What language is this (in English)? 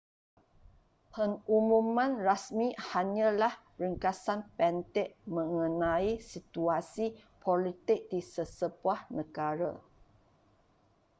Malay